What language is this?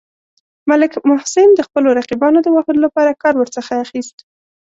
Pashto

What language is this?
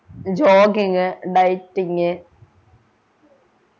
Malayalam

